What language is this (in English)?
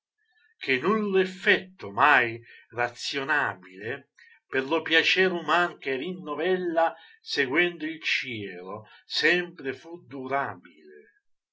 Italian